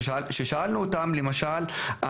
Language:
Hebrew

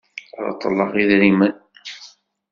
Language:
Kabyle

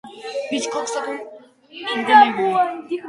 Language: Georgian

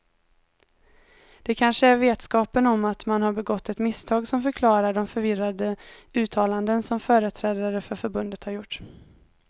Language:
Swedish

